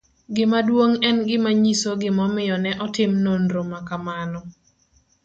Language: Luo (Kenya and Tanzania)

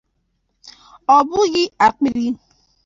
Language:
Igbo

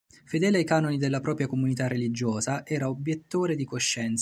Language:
Italian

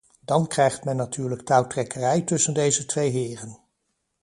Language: Dutch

